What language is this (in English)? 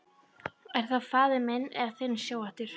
Icelandic